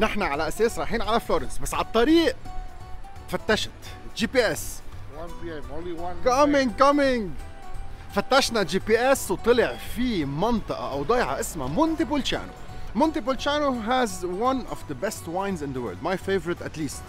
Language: Arabic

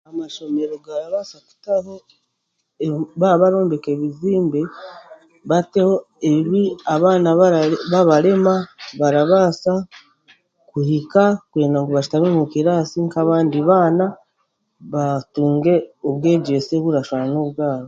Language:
Chiga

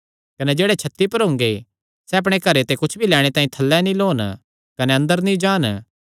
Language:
Kangri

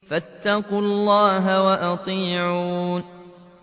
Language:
Arabic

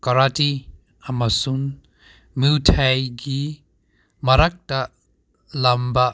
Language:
Manipuri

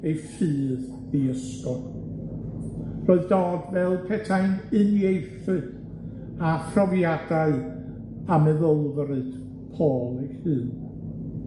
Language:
Welsh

